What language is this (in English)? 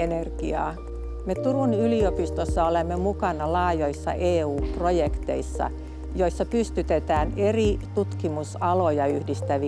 Finnish